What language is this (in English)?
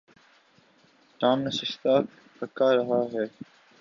Urdu